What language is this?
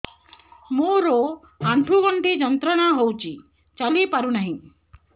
Odia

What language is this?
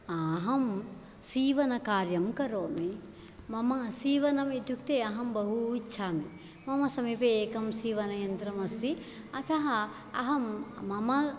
Sanskrit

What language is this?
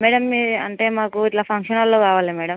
Telugu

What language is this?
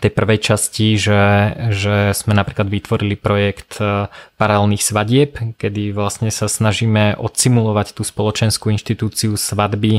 Slovak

